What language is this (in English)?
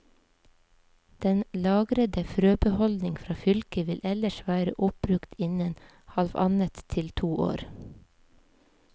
Norwegian